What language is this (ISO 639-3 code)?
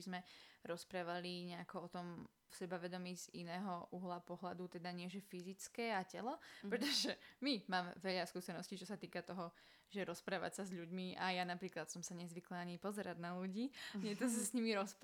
slk